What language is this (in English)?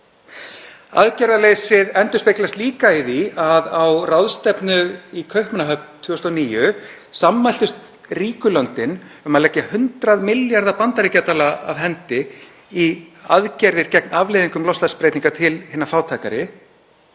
Icelandic